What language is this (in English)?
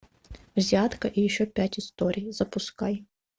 Russian